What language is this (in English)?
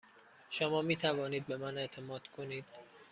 Persian